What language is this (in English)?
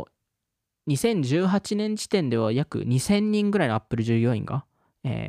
Japanese